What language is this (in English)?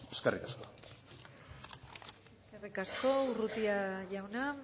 Basque